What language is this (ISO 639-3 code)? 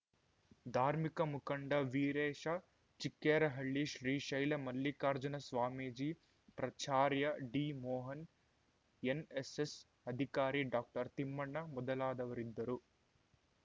kan